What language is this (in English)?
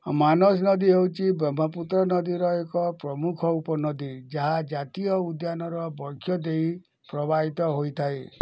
Odia